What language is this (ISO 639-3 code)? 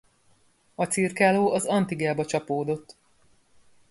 hun